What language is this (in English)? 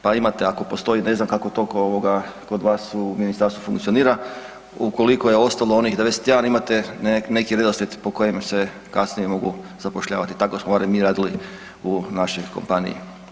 Croatian